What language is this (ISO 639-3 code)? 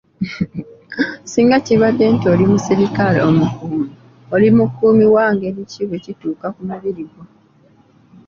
lug